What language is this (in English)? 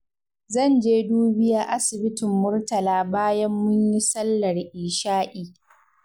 Hausa